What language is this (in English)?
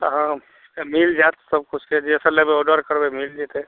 Maithili